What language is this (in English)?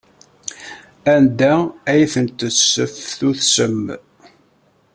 Kabyle